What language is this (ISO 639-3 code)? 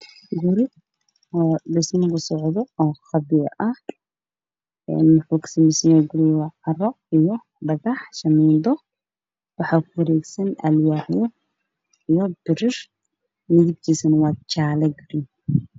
som